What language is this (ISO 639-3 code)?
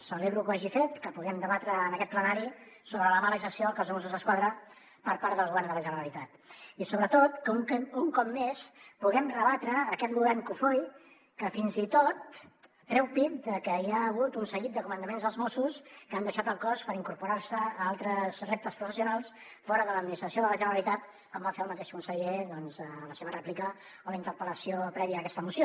cat